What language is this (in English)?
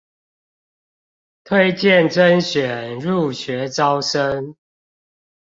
Chinese